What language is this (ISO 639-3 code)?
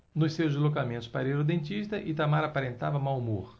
por